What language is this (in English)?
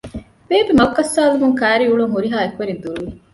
Divehi